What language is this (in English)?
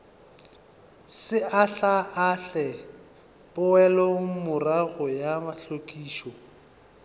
Northern Sotho